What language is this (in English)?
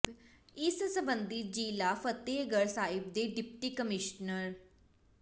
Punjabi